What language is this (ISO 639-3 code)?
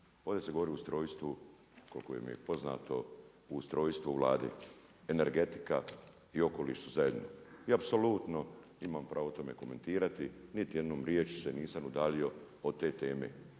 hrv